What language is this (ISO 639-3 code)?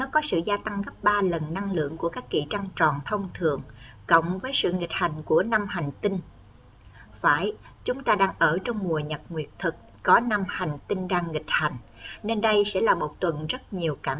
vie